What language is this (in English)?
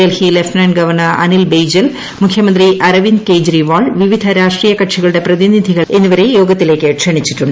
Malayalam